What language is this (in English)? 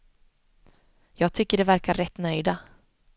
Swedish